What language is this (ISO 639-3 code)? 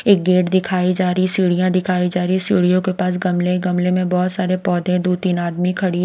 hin